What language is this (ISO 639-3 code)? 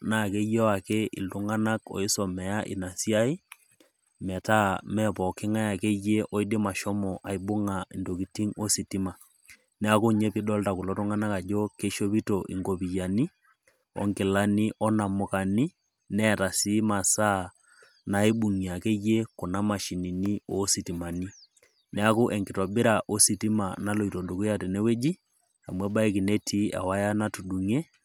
mas